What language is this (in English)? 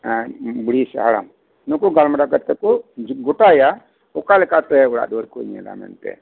Santali